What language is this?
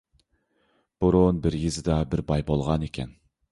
Uyghur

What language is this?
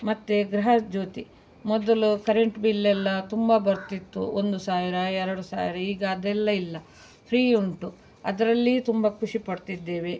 Kannada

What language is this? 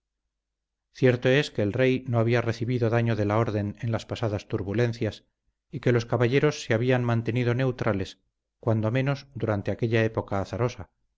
Spanish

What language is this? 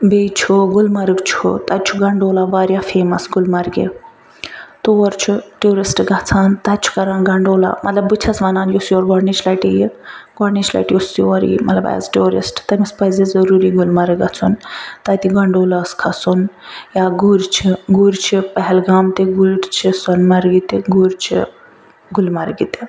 Kashmiri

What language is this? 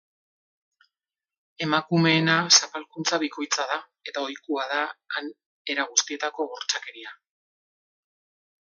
Basque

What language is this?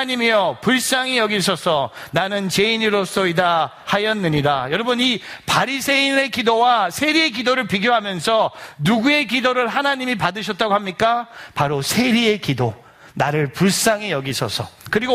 Korean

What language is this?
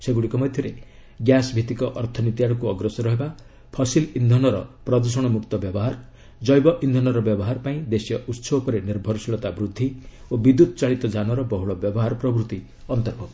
Odia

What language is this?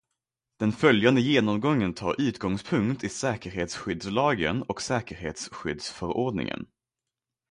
Swedish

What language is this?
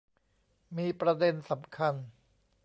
Thai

